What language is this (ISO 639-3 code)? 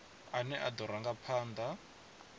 ven